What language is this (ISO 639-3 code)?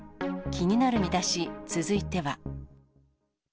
jpn